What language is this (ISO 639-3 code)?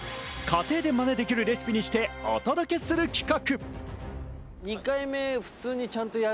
jpn